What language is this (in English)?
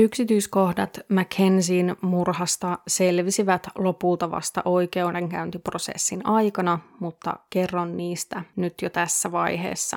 Finnish